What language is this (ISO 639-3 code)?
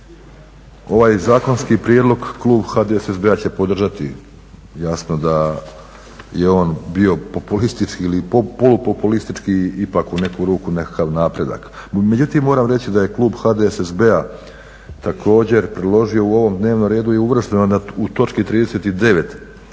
hrv